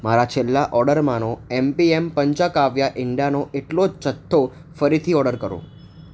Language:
Gujarati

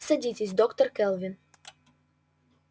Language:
Russian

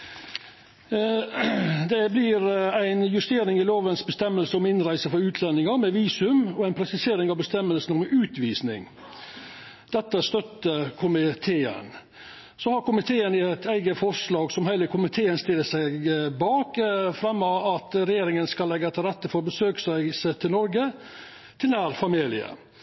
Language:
Norwegian Nynorsk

